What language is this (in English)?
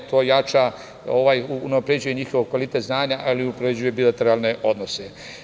Serbian